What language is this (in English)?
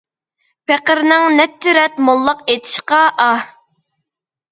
Uyghur